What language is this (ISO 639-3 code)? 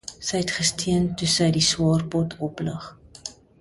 afr